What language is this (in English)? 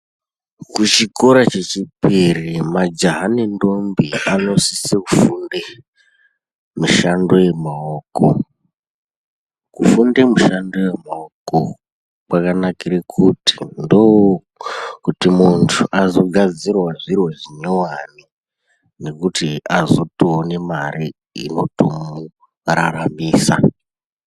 Ndau